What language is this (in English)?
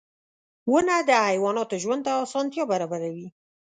Pashto